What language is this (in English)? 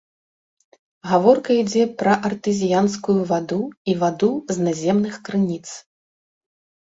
Belarusian